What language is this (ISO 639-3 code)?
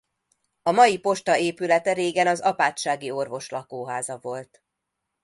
hun